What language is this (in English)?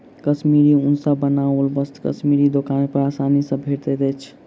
Maithili